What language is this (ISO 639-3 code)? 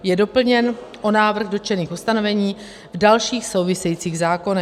ces